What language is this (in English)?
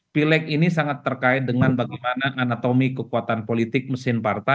Indonesian